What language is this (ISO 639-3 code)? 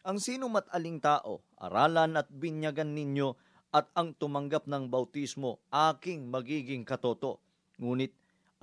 fil